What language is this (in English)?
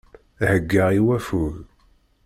Kabyle